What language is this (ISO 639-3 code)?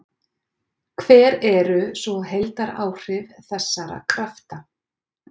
isl